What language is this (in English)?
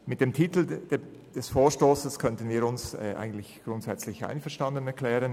Swiss German